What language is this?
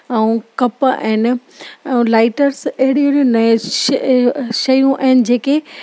Sindhi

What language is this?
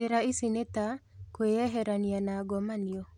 Kikuyu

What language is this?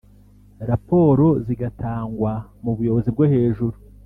Kinyarwanda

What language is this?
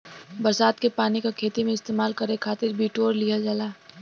Bhojpuri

